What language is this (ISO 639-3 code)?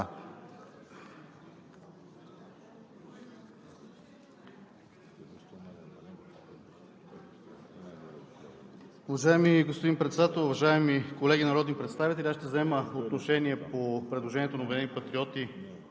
bul